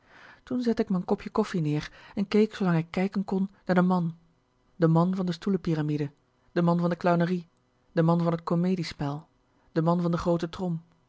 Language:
Dutch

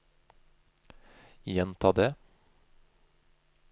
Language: Norwegian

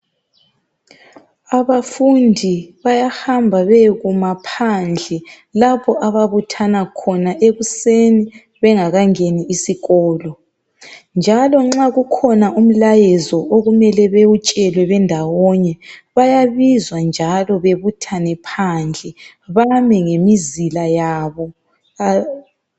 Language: North Ndebele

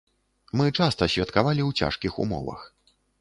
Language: Belarusian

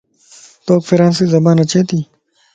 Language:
Lasi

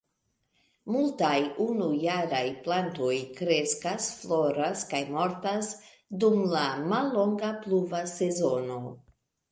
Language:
Esperanto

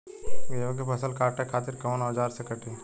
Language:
Bhojpuri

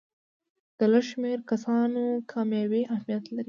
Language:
Pashto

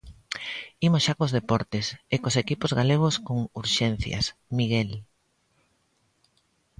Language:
Galician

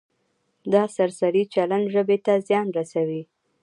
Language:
Pashto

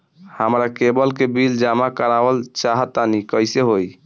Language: Bhojpuri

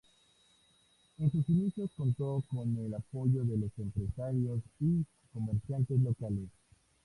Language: Spanish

